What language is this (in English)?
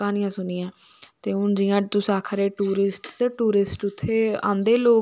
Dogri